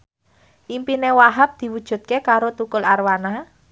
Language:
Javanese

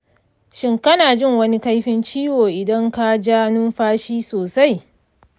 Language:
Hausa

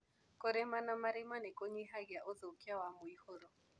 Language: Kikuyu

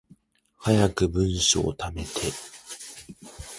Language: Japanese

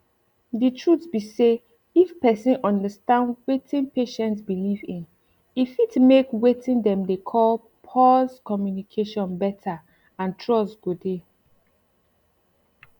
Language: Nigerian Pidgin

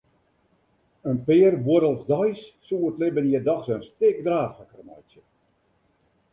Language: Western Frisian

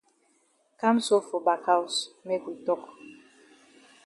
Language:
Cameroon Pidgin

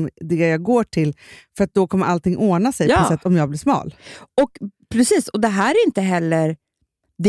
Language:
Swedish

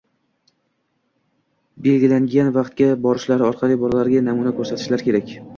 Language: Uzbek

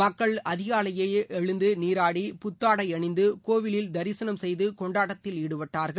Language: Tamil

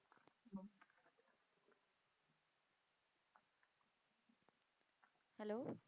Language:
Punjabi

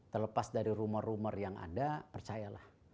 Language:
Indonesian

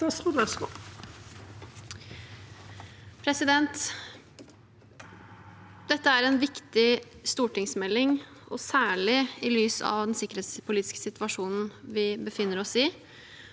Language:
Norwegian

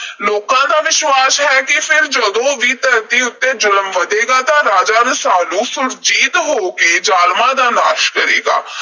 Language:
Punjabi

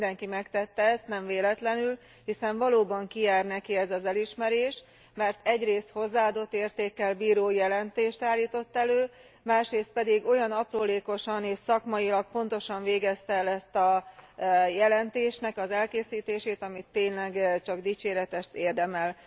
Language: Hungarian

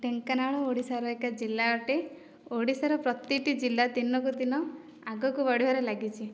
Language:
Odia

